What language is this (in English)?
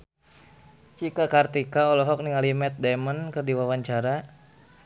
Sundanese